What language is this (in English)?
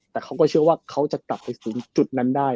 Thai